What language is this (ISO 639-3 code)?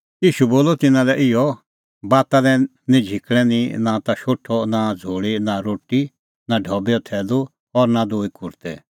kfx